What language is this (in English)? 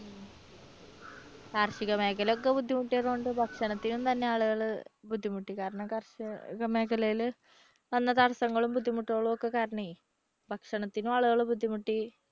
Malayalam